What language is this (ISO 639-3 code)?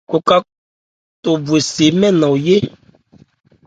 ebr